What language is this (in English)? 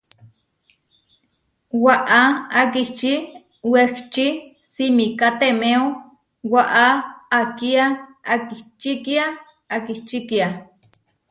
Huarijio